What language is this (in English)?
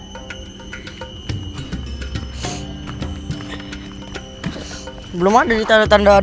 Indonesian